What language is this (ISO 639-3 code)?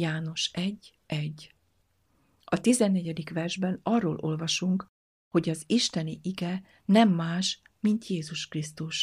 hun